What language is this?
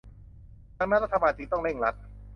Thai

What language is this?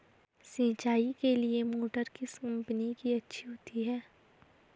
Hindi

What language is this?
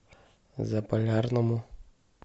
Russian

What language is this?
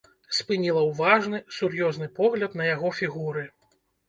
Belarusian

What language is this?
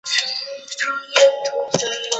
Chinese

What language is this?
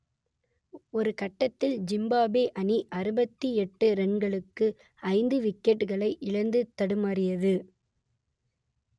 Tamil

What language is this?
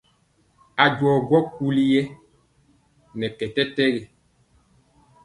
Mpiemo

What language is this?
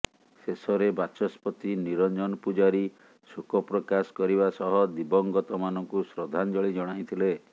Odia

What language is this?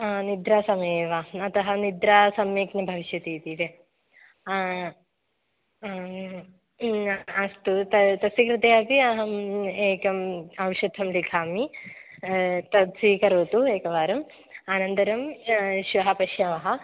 Sanskrit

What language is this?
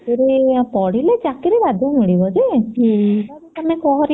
Odia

